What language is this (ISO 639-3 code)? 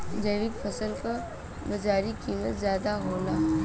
bho